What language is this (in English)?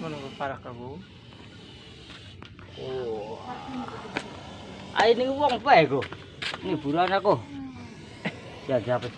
Indonesian